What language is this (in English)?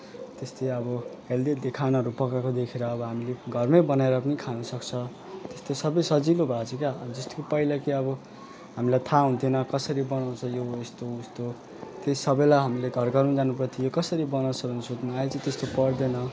Nepali